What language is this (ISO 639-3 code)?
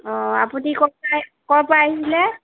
asm